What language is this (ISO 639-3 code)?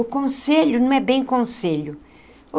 por